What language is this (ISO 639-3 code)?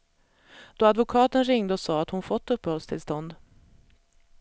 swe